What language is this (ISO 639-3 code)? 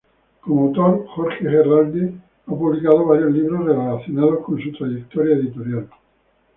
spa